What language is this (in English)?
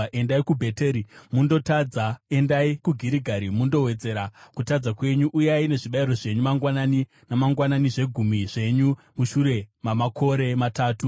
Shona